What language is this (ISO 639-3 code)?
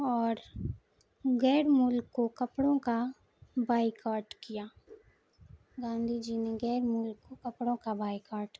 urd